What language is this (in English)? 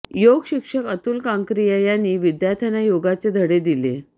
Marathi